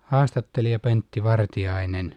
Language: Finnish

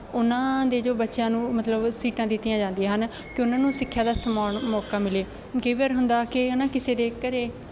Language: Punjabi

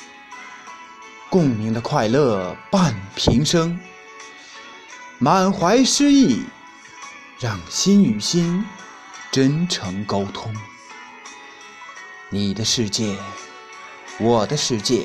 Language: Chinese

